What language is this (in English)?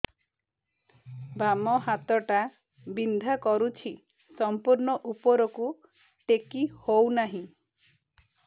Odia